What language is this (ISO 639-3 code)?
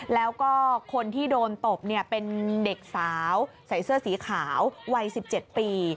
tha